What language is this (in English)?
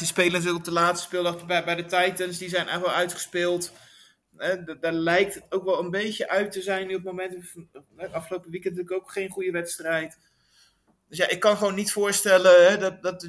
Dutch